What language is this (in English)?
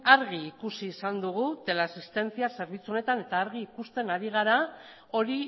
Basque